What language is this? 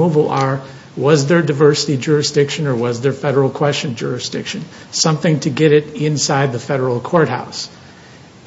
English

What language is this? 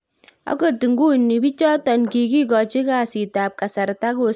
Kalenjin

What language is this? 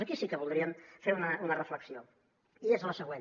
Catalan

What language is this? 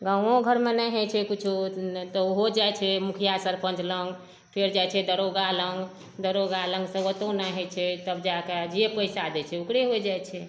Maithili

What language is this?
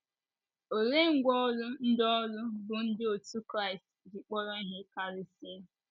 Igbo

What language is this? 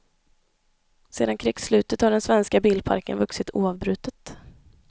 Swedish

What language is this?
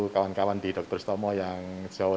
Indonesian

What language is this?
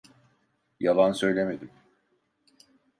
Turkish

